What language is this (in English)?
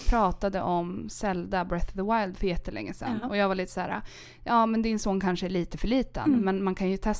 Swedish